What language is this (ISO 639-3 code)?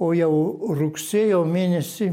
lit